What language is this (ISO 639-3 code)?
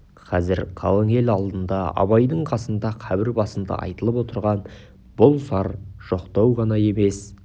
kaz